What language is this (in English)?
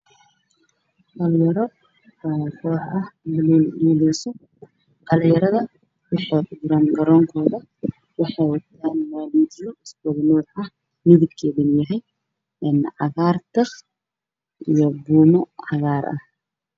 Somali